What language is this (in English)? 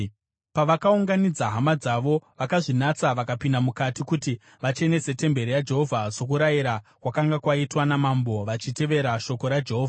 Shona